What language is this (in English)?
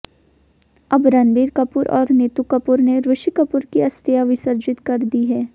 Hindi